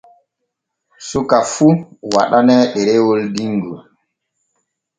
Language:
Borgu Fulfulde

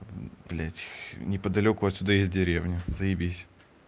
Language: Russian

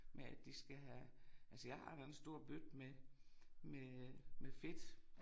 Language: Danish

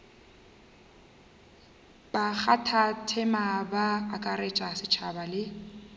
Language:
Northern Sotho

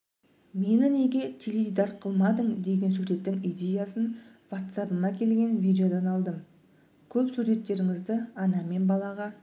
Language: Kazakh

